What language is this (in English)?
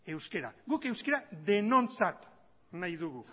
Basque